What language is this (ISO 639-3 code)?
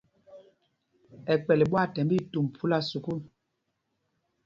mgg